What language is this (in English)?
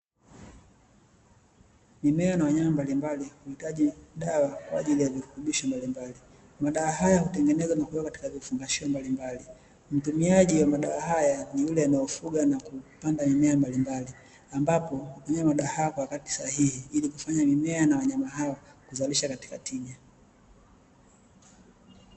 Swahili